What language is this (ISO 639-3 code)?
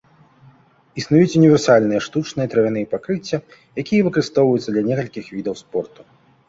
bel